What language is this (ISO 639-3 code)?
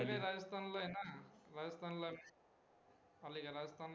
mar